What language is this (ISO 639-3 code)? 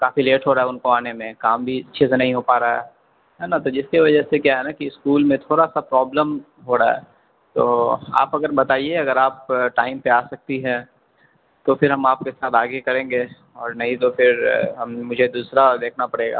urd